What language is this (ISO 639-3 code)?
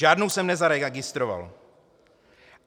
ces